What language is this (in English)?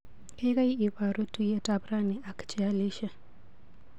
Kalenjin